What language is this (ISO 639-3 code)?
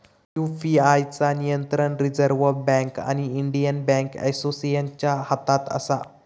mar